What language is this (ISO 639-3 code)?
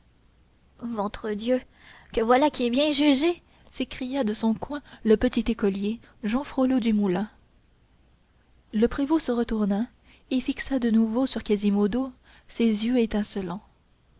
fra